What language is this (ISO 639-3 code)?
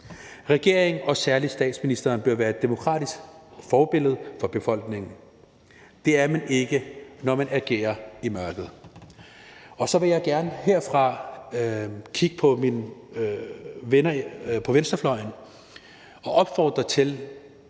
dan